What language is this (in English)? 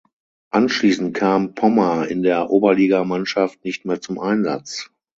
German